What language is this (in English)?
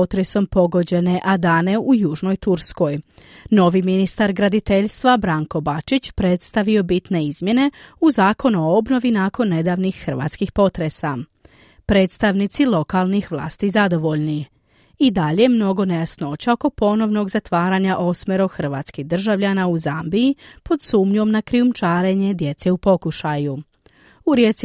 Croatian